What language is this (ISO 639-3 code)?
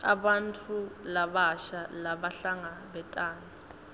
ssw